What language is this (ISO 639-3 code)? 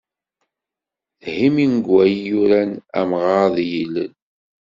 kab